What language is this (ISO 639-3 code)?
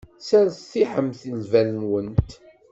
kab